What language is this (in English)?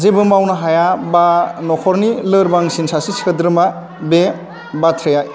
Bodo